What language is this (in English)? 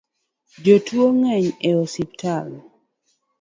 Luo (Kenya and Tanzania)